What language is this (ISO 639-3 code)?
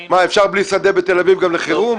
heb